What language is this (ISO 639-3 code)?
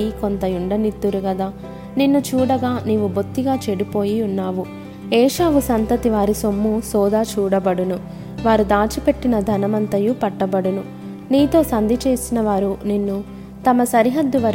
tel